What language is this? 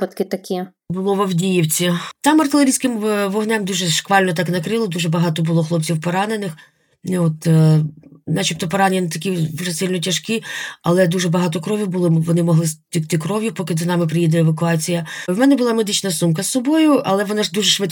Ukrainian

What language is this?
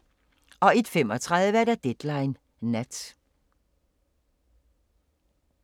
Danish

